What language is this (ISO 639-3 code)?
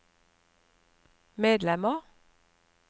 nor